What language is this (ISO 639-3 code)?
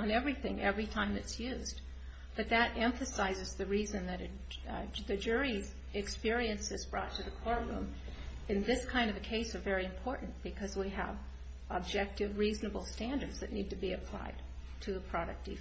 eng